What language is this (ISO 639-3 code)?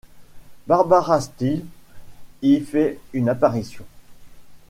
fra